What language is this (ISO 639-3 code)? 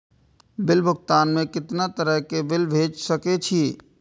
mai